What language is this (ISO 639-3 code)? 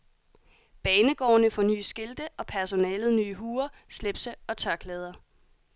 dan